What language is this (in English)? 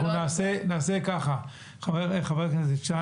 Hebrew